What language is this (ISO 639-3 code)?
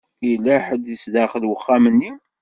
kab